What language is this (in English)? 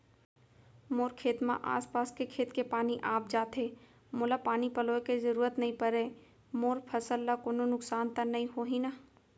Chhattisgarhi